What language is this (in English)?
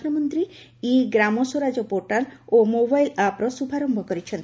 Odia